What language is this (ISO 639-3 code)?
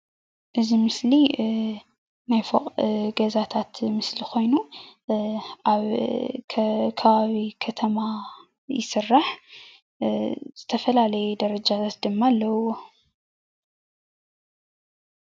tir